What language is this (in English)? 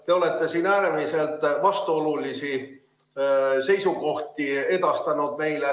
Estonian